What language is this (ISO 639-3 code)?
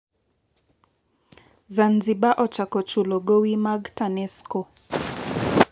luo